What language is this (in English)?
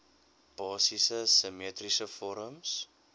Afrikaans